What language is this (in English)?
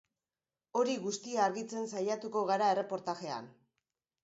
Basque